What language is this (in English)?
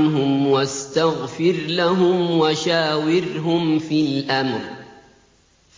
Arabic